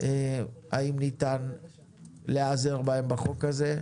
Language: Hebrew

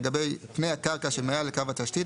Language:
Hebrew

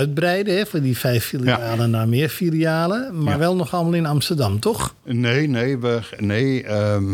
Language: Dutch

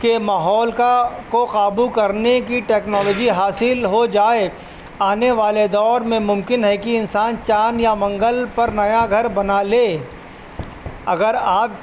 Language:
Urdu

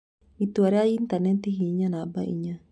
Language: Kikuyu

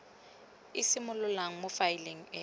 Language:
Tswana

